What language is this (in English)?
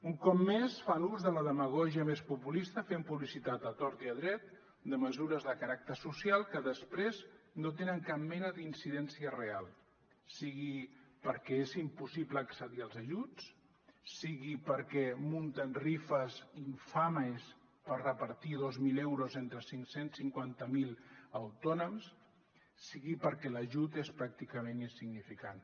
Catalan